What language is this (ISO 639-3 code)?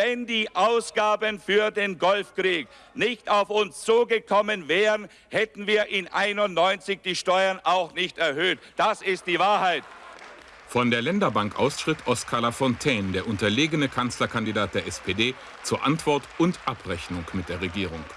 deu